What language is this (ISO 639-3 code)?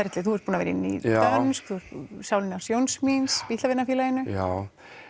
isl